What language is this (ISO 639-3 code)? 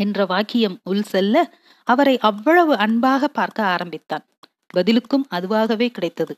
tam